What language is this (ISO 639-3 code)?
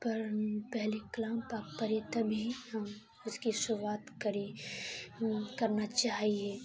urd